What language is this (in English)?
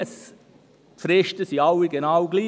Swiss German